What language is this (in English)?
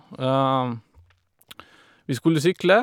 Norwegian